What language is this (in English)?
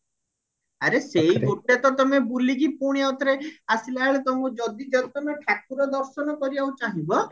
Odia